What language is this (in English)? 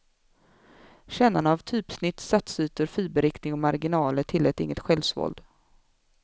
Swedish